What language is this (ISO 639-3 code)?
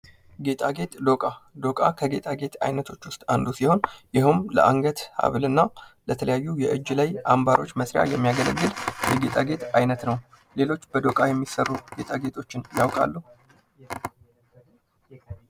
amh